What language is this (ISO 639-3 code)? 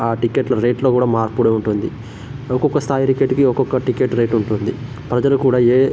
tel